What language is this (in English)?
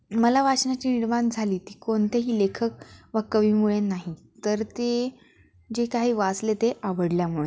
Marathi